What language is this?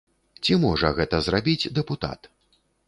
Belarusian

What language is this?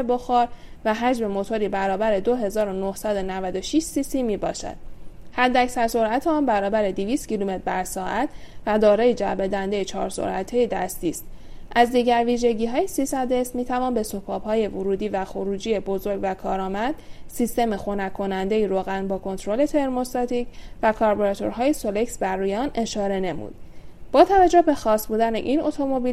Persian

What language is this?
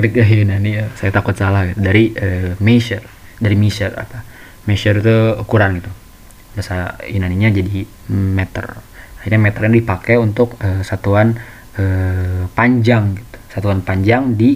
Indonesian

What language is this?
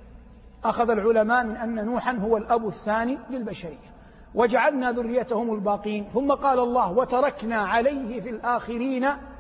Arabic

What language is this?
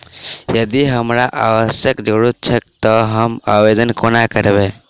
Maithili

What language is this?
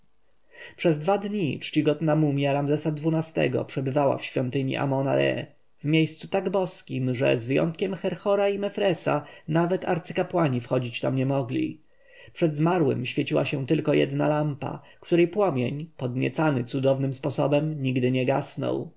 Polish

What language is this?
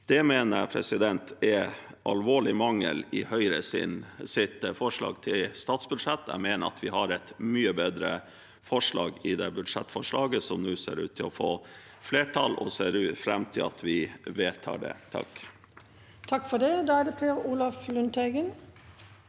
Norwegian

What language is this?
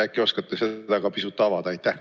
Estonian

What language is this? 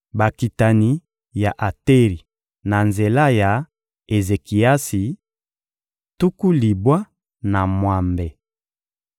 Lingala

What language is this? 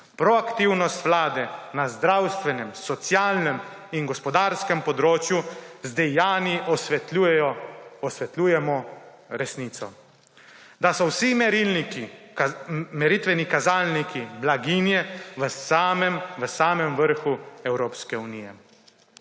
Slovenian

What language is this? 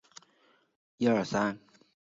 Chinese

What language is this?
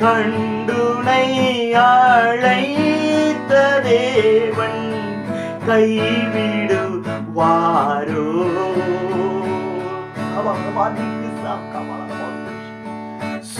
Thai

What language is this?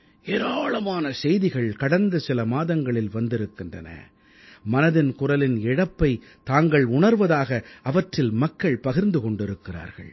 Tamil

